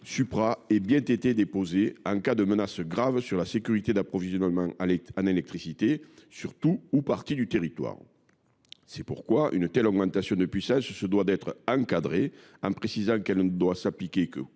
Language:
French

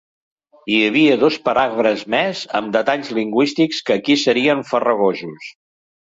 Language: Catalan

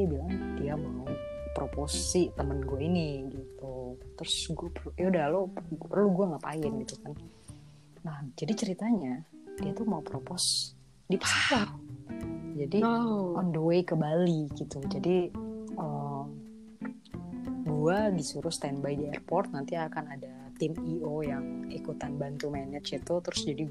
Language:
Indonesian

